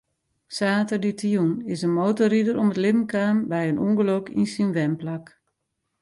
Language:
Western Frisian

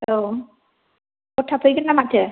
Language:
Bodo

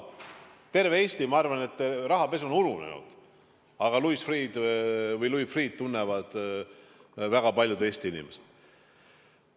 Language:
Estonian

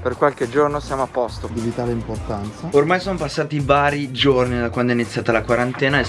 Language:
Italian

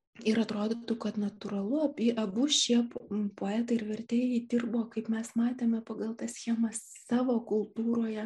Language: Lithuanian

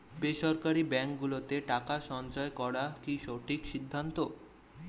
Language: Bangla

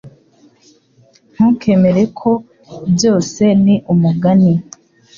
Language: Kinyarwanda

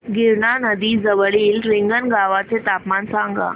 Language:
Marathi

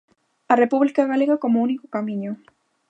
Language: Galician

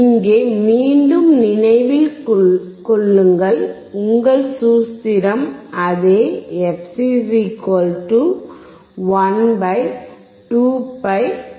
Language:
Tamil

